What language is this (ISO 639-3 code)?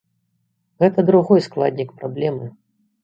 bel